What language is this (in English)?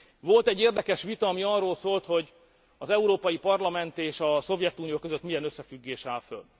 Hungarian